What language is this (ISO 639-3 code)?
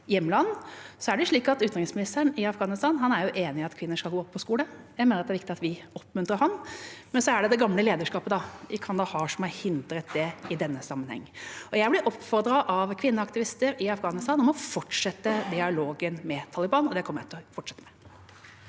nor